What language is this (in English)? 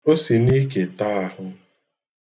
Igbo